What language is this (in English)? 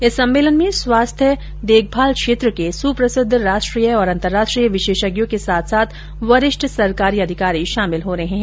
Hindi